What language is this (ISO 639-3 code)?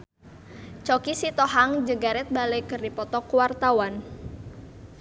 sun